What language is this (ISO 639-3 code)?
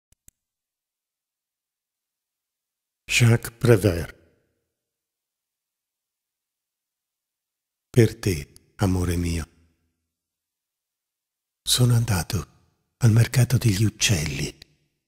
ita